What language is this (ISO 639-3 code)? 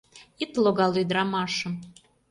chm